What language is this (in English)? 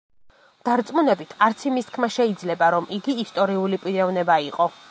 Georgian